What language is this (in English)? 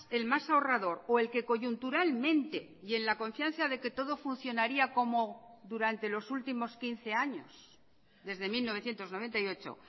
Spanish